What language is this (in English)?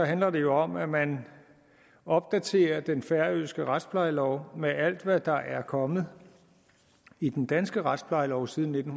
Danish